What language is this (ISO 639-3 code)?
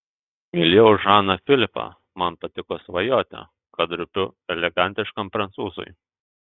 lit